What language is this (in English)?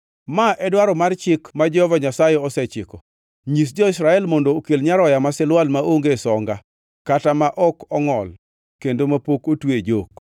Luo (Kenya and Tanzania)